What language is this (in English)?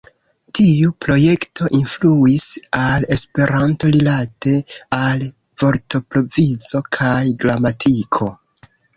Esperanto